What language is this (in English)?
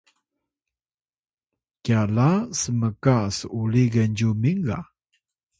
Atayal